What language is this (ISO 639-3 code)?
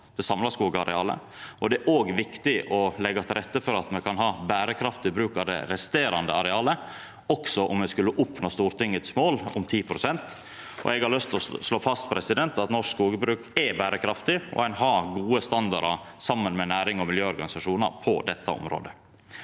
nor